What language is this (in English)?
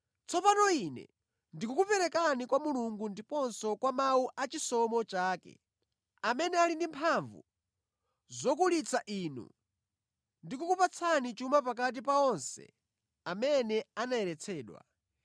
Nyanja